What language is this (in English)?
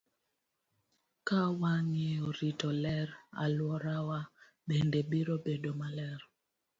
Luo (Kenya and Tanzania)